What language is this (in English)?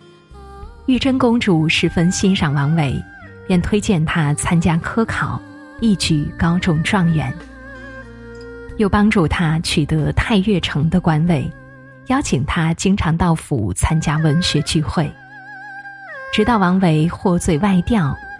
Chinese